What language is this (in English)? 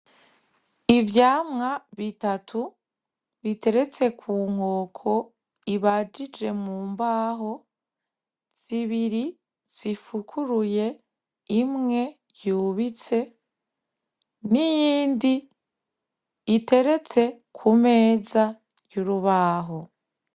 Rundi